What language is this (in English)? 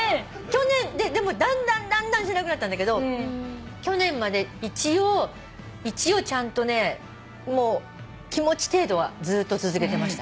Japanese